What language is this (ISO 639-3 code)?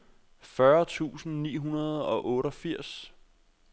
dan